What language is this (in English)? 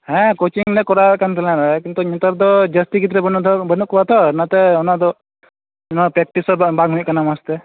Santali